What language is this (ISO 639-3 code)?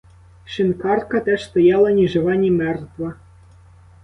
ukr